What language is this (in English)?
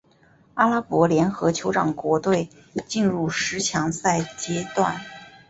Chinese